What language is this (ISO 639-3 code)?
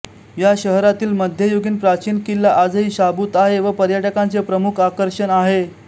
mar